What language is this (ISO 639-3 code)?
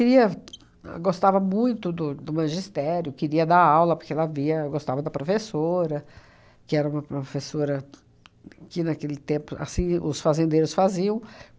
por